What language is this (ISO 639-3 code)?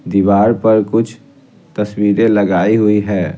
hin